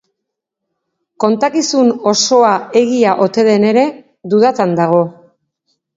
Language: Basque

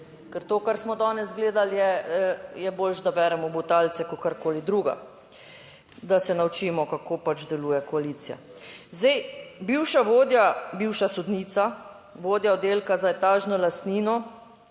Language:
Slovenian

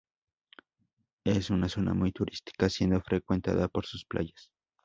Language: Spanish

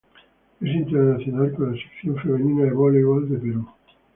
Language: Spanish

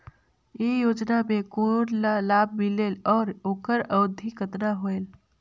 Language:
Chhattisgarhi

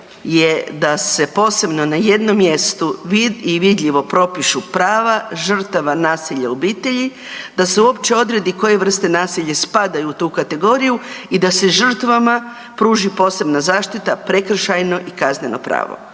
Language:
Croatian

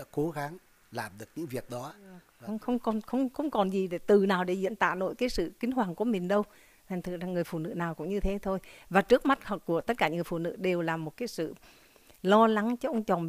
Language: Vietnamese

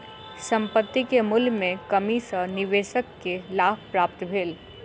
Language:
Maithili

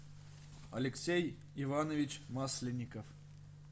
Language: Russian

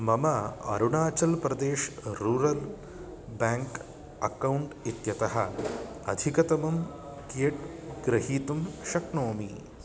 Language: Sanskrit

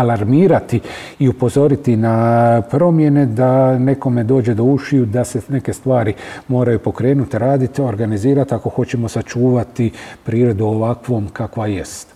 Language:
Croatian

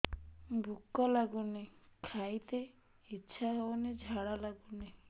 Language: Odia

